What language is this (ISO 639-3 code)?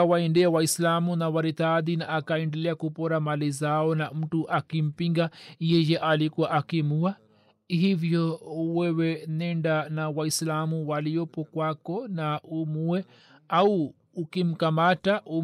swa